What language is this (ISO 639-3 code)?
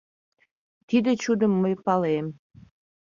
chm